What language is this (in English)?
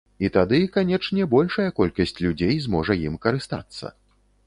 Belarusian